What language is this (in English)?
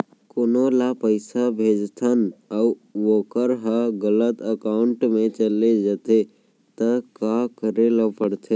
Chhattisgarhi